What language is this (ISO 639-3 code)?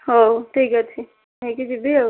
ori